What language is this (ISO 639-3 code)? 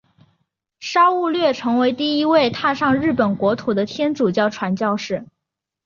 zho